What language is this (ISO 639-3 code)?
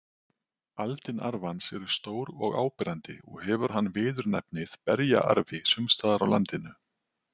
isl